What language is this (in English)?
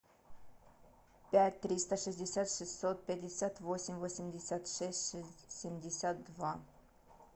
Russian